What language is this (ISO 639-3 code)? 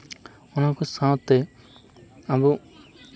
sat